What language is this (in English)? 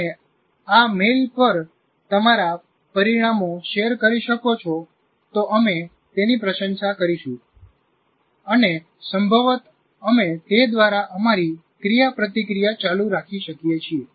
Gujarati